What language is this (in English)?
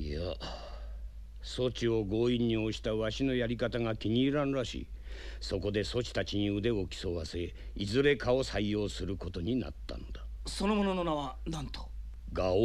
Japanese